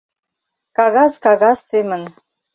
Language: Mari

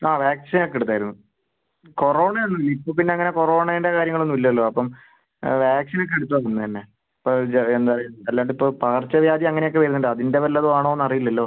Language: Malayalam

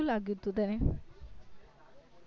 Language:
Gujarati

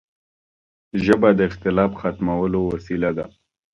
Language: Pashto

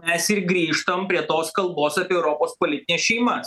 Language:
Lithuanian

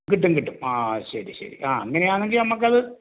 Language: Malayalam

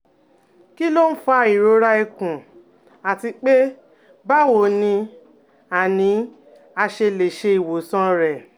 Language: Yoruba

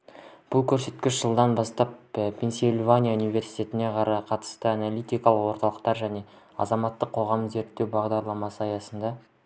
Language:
Kazakh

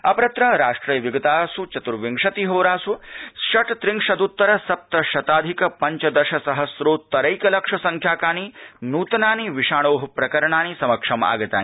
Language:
Sanskrit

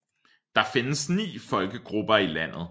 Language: Danish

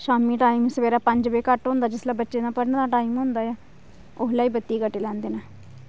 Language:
Dogri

